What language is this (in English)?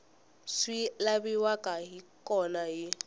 Tsonga